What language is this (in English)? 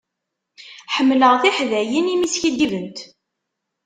Kabyle